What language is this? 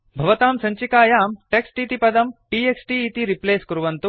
Sanskrit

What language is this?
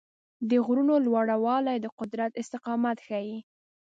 Pashto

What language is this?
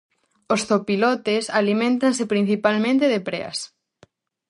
Galician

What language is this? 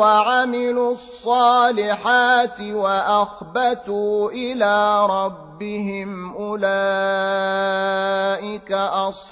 Arabic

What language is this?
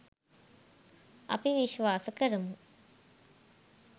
Sinhala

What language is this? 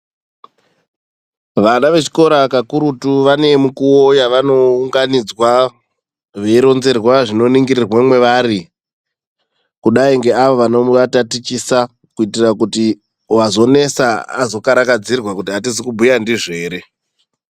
Ndau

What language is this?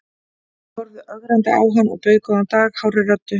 Icelandic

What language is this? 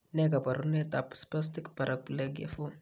Kalenjin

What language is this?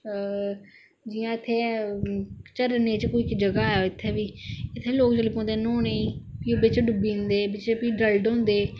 Dogri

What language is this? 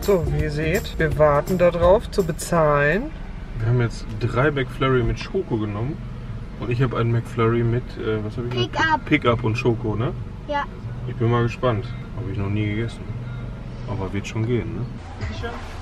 German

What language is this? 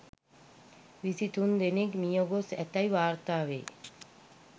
Sinhala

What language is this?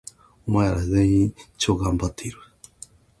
Japanese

